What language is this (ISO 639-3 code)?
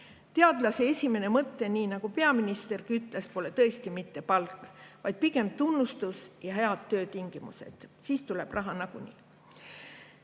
est